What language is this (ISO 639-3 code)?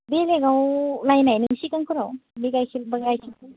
brx